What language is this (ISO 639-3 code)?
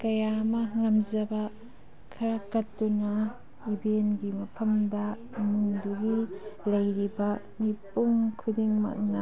mni